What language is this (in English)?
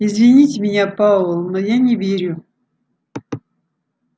Russian